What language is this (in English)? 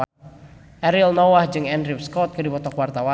Sundanese